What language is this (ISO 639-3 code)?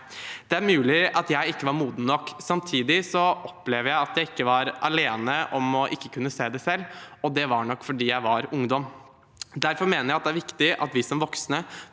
nor